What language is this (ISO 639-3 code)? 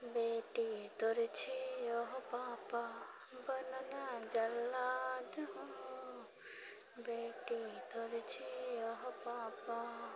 mai